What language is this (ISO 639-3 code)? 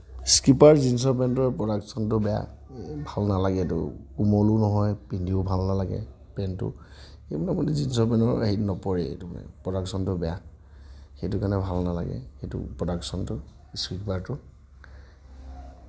asm